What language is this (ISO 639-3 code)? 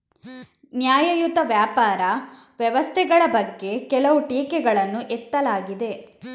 kan